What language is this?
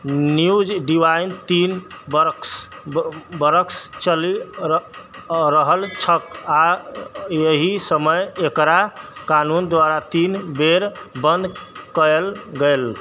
Maithili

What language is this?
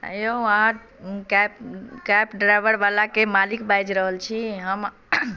Maithili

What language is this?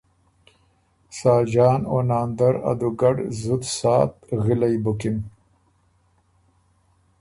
Ormuri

